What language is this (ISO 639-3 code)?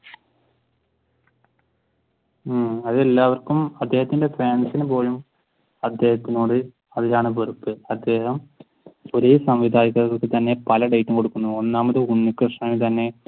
mal